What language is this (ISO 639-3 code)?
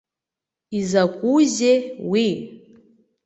abk